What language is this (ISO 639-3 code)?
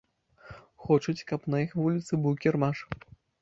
bel